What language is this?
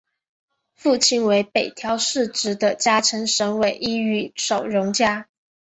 Chinese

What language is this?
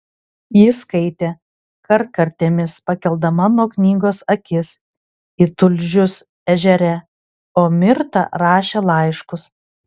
Lithuanian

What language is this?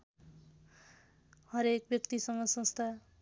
Nepali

